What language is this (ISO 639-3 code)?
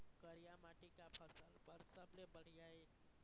hne